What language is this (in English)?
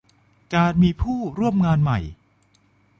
Thai